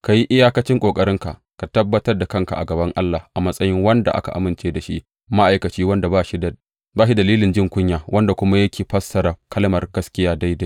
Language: Hausa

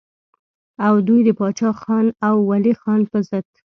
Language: Pashto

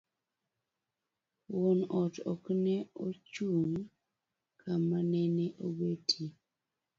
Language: Luo (Kenya and Tanzania)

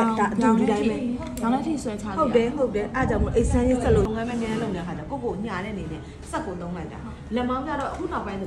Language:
Thai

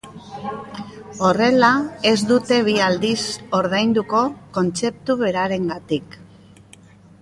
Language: Basque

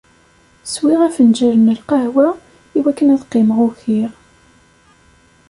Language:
Kabyle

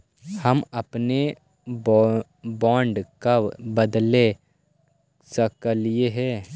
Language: Magahi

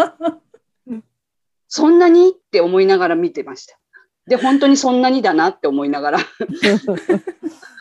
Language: Japanese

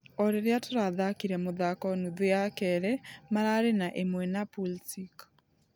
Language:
Kikuyu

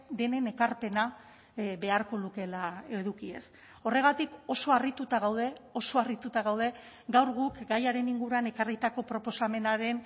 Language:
Basque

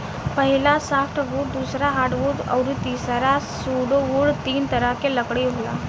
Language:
Bhojpuri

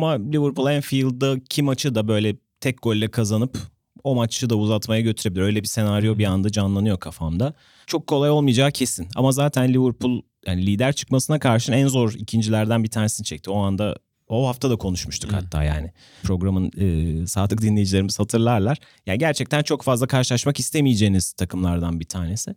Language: Turkish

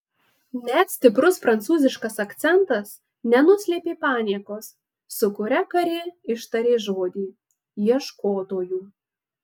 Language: Lithuanian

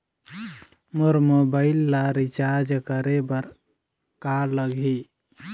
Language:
Chhattisgarhi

